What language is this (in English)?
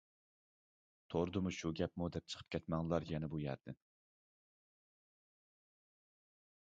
Uyghur